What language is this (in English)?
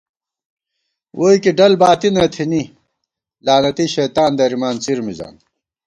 Gawar-Bati